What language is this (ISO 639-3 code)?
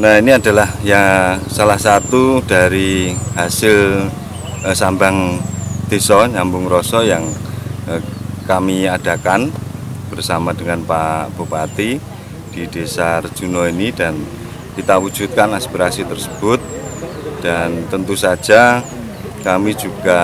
ind